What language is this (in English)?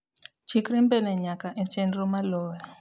Luo (Kenya and Tanzania)